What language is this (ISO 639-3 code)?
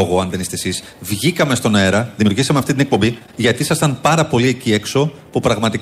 ell